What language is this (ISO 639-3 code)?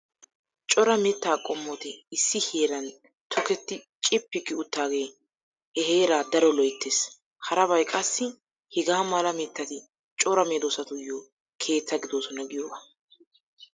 wal